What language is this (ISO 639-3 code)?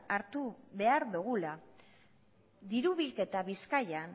eus